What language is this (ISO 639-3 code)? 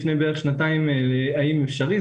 heb